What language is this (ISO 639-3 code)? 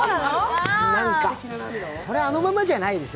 jpn